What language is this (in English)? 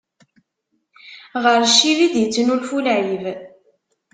Kabyle